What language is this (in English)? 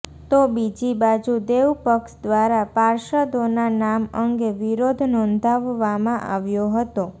Gujarati